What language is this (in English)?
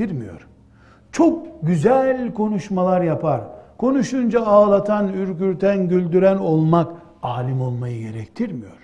Turkish